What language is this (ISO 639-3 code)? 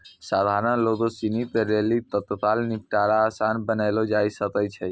mai